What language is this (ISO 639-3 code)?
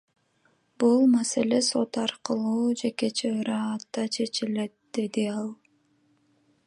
kir